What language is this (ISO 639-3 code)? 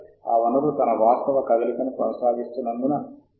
tel